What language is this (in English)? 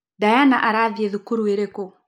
Kikuyu